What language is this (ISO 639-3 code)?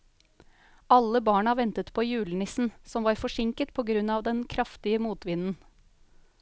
nor